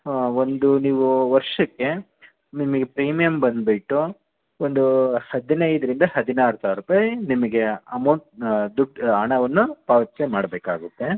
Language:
Kannada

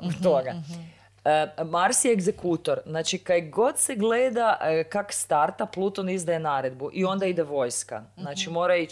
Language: Croatian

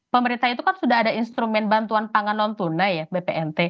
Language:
Indonesian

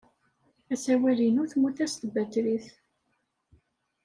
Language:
Kabyle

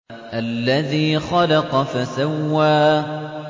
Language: Arabic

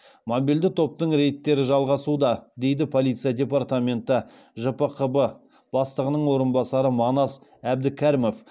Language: Kazakh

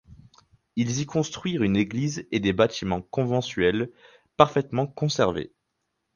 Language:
French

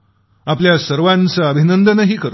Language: Marathi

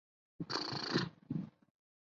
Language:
Chinese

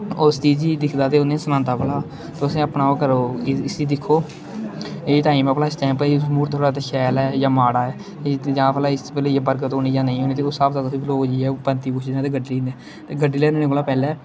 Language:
Dogri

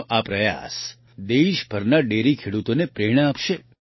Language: Gujarati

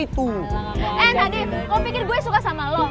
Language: Indonesian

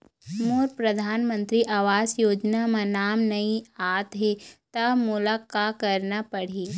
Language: Chhattisgarhi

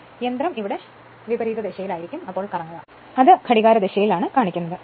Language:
Malayalam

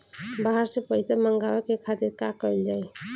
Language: Bhojpuri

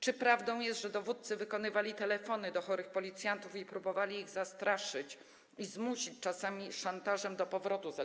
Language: Polish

